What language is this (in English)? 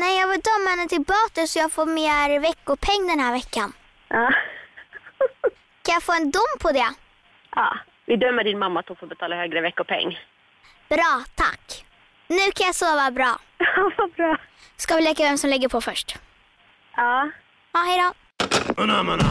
Swedish